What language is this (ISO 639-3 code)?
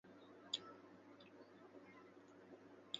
zho